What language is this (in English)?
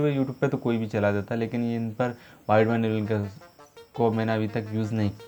Hindi